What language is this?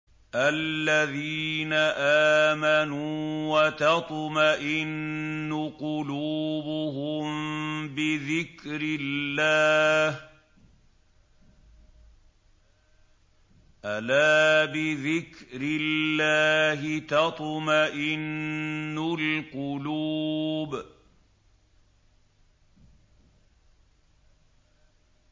Arabic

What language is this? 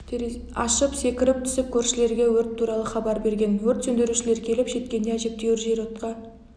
Kazakh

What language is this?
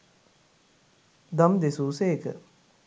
Sinhala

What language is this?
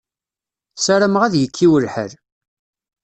Kabyle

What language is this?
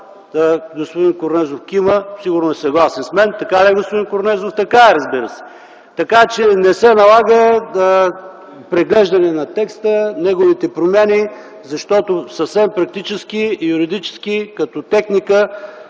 Bulgarian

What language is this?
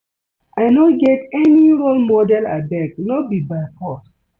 Nigerian Pidgin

